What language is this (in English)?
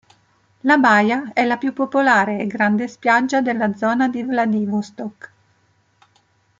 Italian